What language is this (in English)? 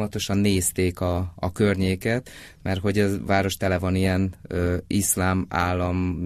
Hungarian